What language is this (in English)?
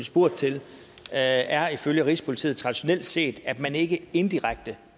Danish